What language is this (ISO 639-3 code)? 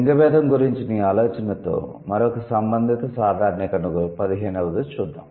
tel